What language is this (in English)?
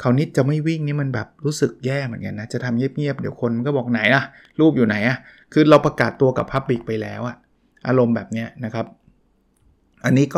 Thai